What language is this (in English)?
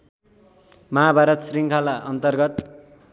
Nepali